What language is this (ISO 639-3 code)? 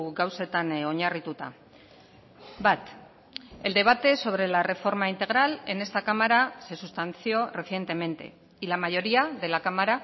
spa